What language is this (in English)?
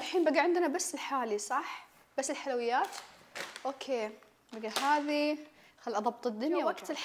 Arabic